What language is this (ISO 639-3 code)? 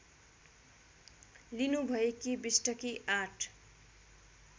nep